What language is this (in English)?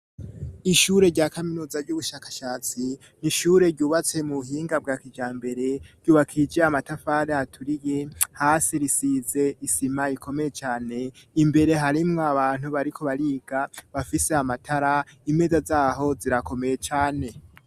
Rundi